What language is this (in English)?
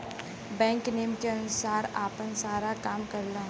Bhojpuri